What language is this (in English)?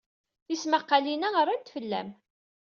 Kabyle